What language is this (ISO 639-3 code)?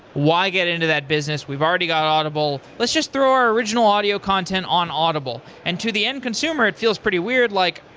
eng